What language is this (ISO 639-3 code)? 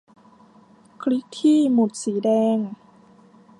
tha